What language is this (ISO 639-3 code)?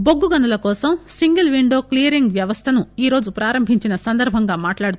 tel